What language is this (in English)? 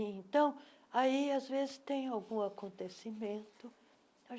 Portuguese